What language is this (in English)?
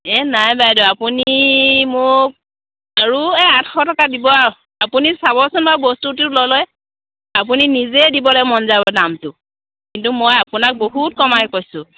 Assamese